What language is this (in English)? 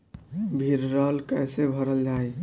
Bhojpuri